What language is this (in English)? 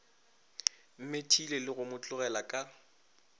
Northern Sotho